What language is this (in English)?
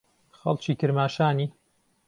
Central Kurdish